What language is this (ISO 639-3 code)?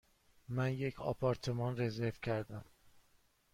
fas